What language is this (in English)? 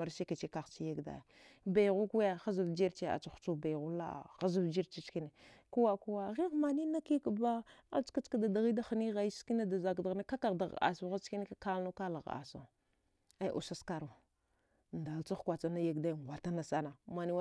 Dghwede